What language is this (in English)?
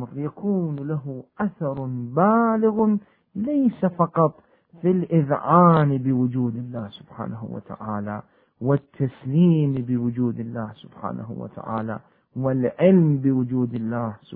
Arabic